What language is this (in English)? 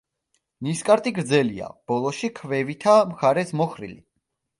Georgian